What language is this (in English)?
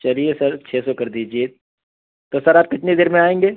Urdu